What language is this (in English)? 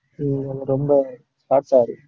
Tamil